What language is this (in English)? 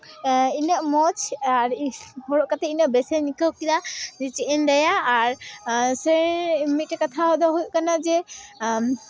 Santali